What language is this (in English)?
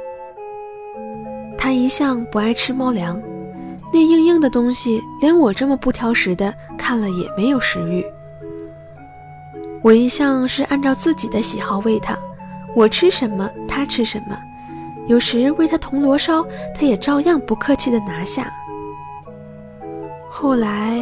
Chinese